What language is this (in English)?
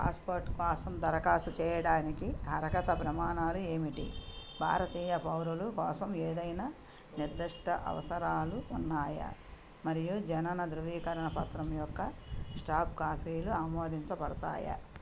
Telugu